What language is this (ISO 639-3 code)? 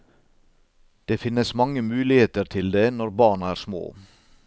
nor